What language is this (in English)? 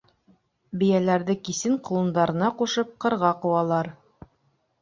Bashkir